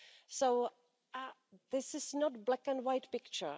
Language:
English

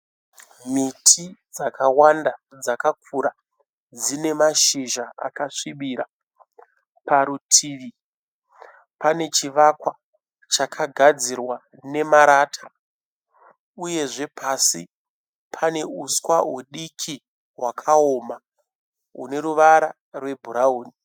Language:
Shona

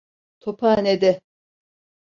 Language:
Turkish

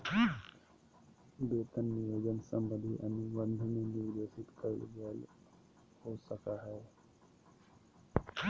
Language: Magahi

